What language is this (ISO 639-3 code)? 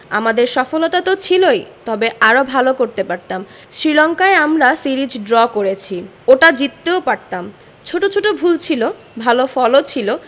ben